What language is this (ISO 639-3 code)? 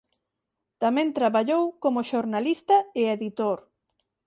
glg